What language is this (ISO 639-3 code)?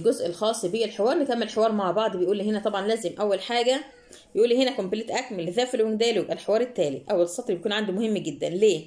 ara